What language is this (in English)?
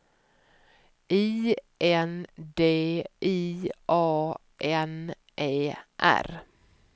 Swedish